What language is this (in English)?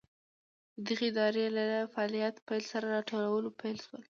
Pashto